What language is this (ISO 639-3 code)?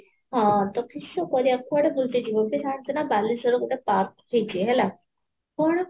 ori